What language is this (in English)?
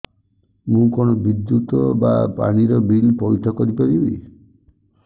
Odia